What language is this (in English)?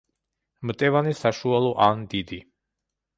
Georgian